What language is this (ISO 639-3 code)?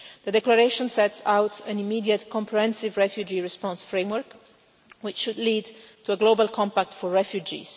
eng